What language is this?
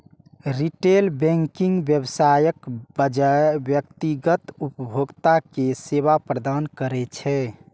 Maithili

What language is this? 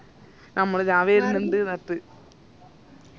Malayalam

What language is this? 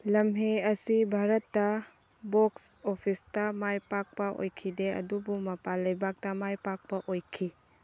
Manipuri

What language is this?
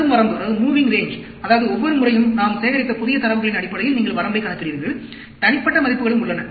Tamil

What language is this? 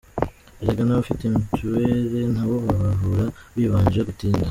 Kinyarwanda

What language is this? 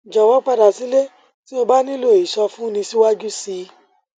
Yoruba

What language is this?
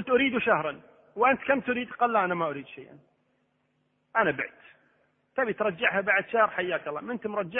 Arabic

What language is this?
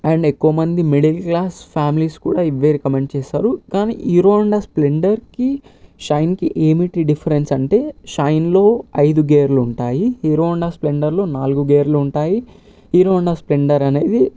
Telugu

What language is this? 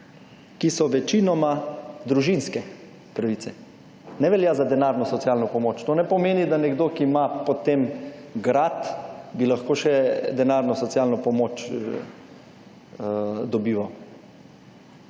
Slovenian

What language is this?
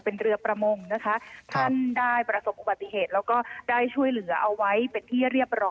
Thai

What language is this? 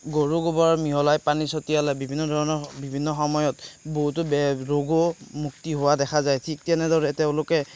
Assamese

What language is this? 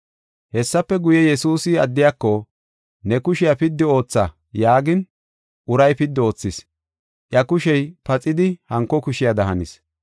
Gofa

